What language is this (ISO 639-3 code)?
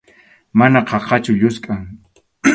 qxu